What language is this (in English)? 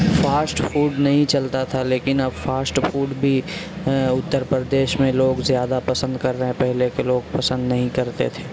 Urdu